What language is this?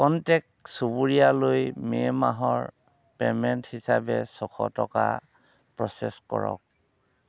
Assamese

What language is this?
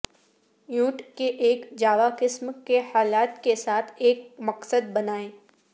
Urdu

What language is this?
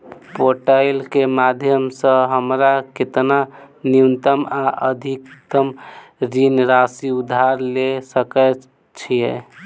Maithili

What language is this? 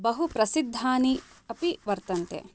Sanskrit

